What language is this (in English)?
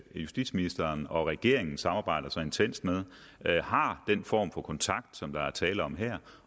Danish